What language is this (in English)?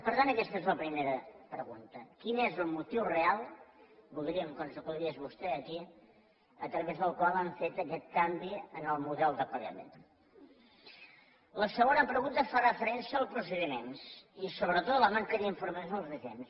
Catalan